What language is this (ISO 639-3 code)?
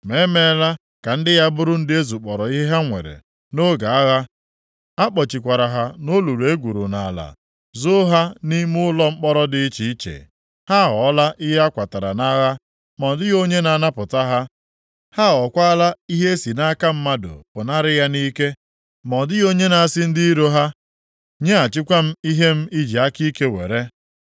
ibo